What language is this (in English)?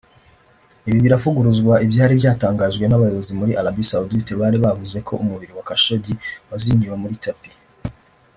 Kinyarwanda